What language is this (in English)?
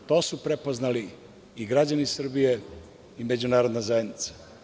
Serbian